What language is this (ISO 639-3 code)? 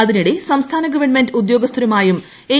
mal